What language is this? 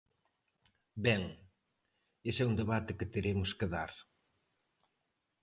Galician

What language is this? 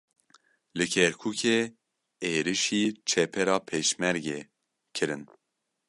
Kurdish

